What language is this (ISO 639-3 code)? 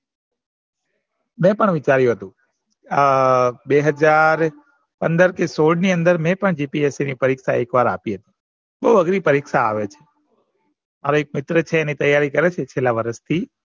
guj